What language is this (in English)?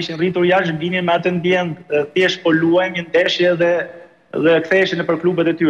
Romanian